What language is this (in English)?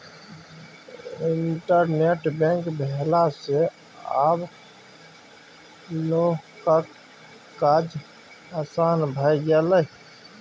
Maithili